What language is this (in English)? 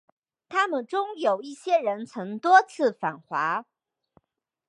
Chinese